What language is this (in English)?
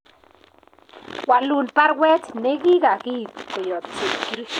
Kalenjin